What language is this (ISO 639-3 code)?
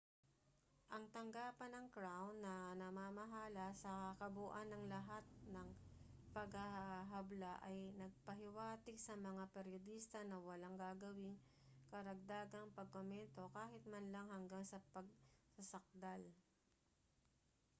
fil